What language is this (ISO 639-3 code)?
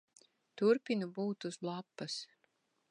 lav